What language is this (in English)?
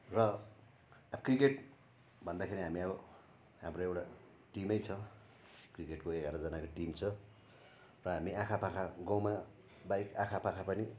Nepali